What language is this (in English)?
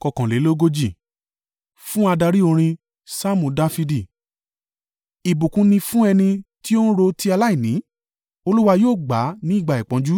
Yoruba